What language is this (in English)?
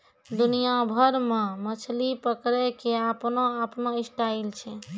Maithili